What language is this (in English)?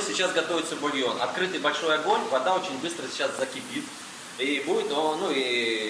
Russian